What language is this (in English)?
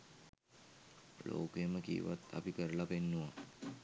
Sinhala